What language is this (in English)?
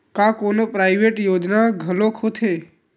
Chhattisgarhi